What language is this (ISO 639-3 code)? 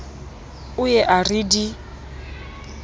sot